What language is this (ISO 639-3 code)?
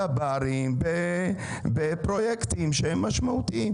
heb